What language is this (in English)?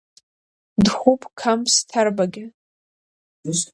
Abkhazian